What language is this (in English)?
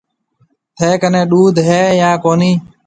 Marwari (Pakistan)